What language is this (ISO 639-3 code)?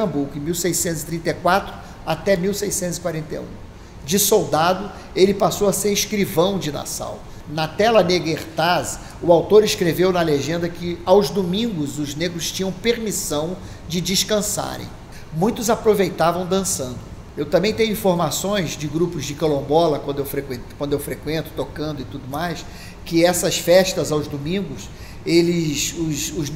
por